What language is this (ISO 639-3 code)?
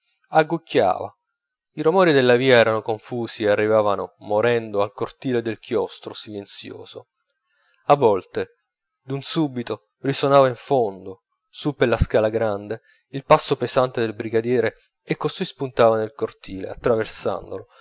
ita